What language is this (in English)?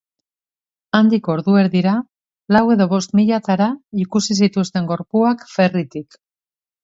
Basque